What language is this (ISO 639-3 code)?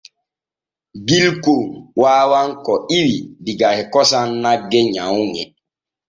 fue